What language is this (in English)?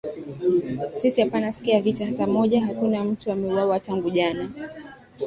Swahili